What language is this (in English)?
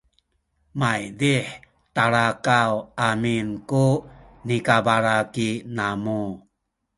Sakizaya